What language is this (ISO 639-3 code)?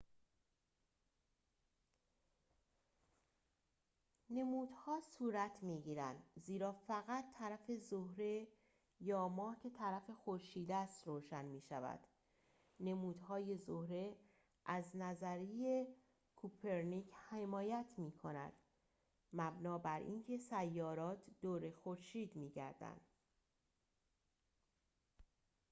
fas